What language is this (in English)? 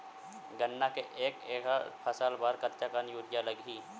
Chhattisgarhi